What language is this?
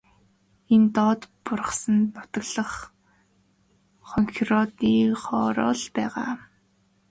Mongolian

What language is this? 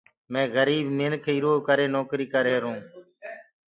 Gurgula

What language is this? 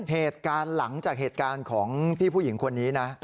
Thai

